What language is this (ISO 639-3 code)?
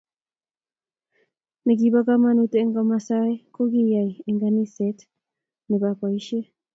kln